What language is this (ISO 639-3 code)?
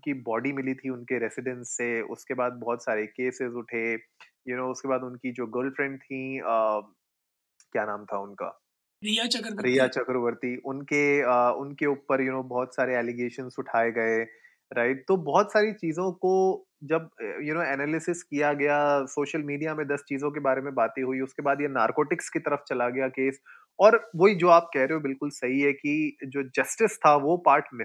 hin